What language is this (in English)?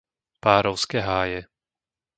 Slovak